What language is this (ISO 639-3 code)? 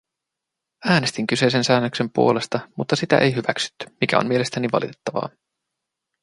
fin